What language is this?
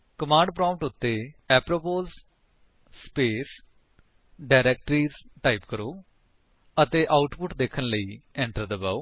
Punjabi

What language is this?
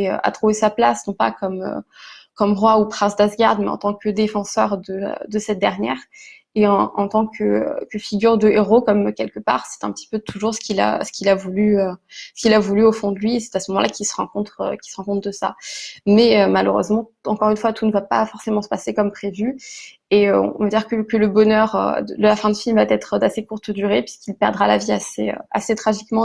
French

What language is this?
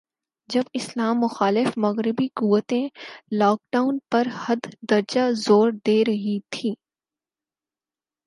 Urdu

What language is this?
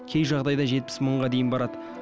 Kazakh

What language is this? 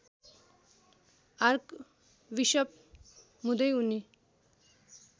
Nepali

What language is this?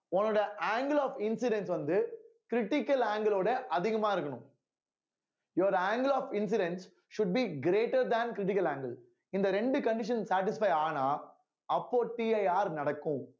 Tamil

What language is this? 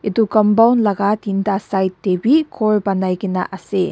Naga Pidgin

